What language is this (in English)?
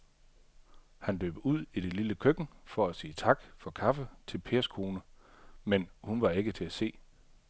Danish